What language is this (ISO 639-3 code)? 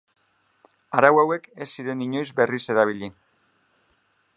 eus